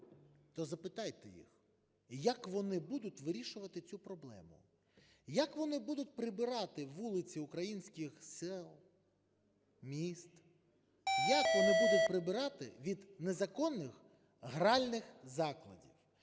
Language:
Ukrainian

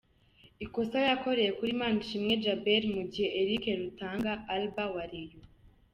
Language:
Kinyarwanda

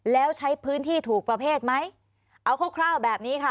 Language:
Thai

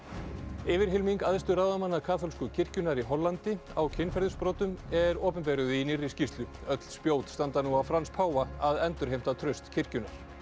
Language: Icelandic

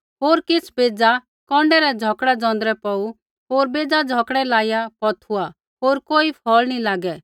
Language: Kullu Pahari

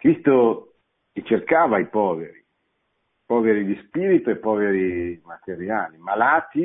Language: Italian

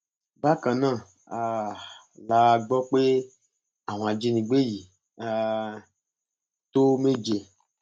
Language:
Yoruba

